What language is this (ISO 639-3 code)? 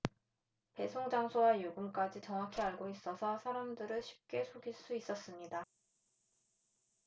kor